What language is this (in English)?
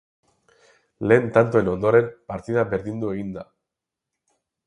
Basque